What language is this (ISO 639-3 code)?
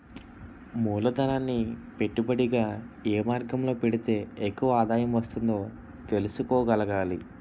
tel